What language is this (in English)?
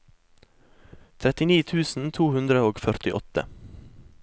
Norwegian